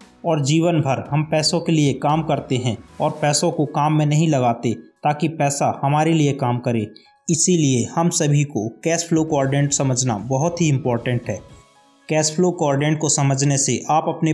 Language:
Hindi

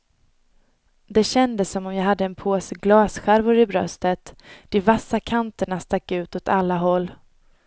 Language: Swedish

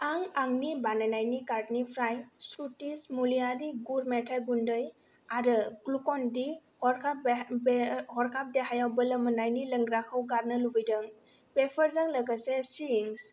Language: Bodo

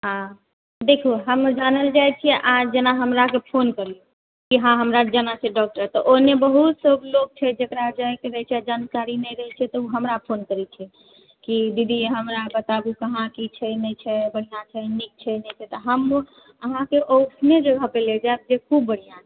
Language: Maithili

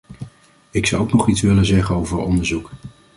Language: Dutch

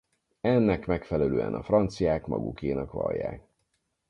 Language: Hungarian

